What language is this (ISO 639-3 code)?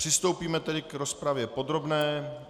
ces